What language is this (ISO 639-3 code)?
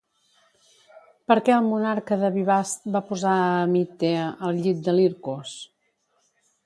cat